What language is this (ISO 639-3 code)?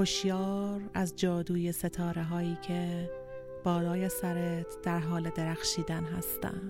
fas